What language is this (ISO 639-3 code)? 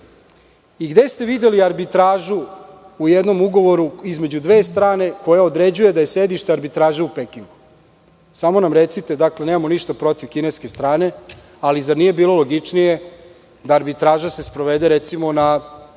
srp